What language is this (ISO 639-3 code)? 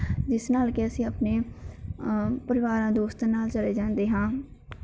pan